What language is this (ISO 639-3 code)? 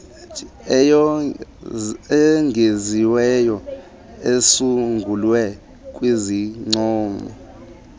xho